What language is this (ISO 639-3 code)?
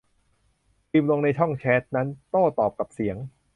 tha